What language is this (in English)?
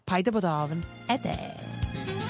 Welsh